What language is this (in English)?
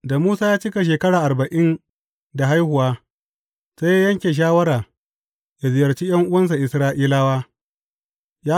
Hausa